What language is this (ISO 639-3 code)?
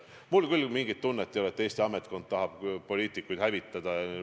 est